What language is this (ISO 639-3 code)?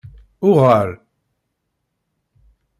kab